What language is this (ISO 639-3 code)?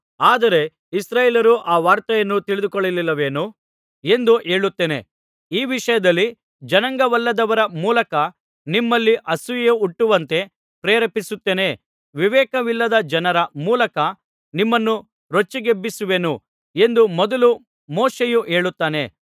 kan